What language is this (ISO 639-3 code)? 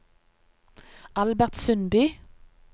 nor